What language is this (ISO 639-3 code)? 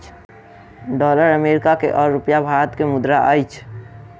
mai